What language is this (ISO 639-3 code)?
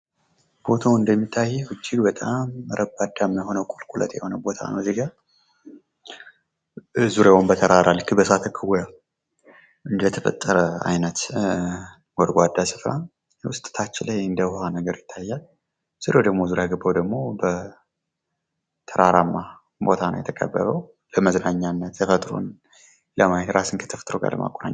amh